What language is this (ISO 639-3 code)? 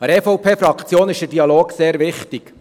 gsw